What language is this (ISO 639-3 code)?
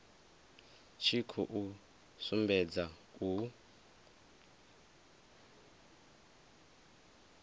ven